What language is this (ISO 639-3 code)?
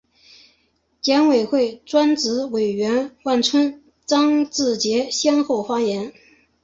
zho